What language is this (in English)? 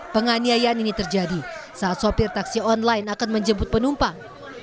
Indonesian